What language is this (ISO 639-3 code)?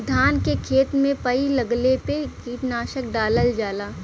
bho